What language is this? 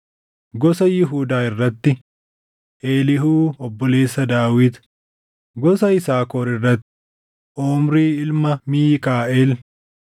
Oromo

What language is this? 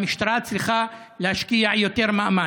Hebrew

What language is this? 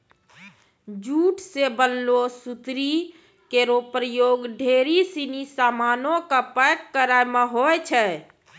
Maithili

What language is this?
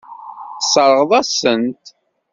Kabyle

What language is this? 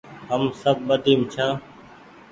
Goaria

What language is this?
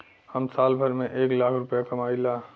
Bhojpuri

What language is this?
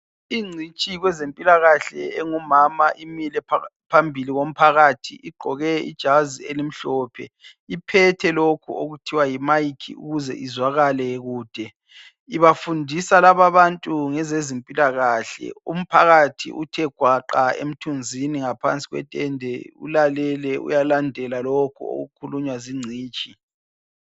North Ndebele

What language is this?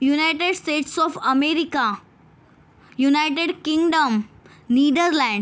Marathi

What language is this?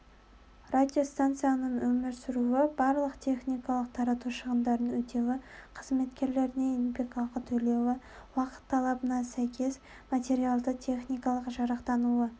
Kazakh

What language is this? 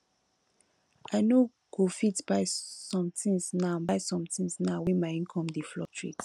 Nigerian Pidgin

